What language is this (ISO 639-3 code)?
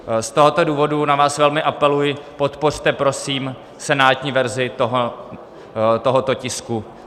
ces